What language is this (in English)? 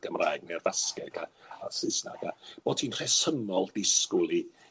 Welsh